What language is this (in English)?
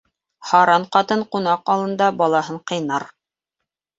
Bashkir